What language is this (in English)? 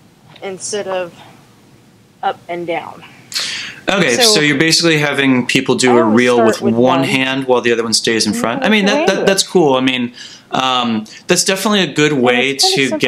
English